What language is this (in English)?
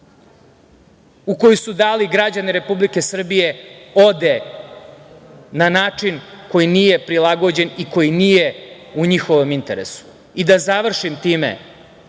Serbian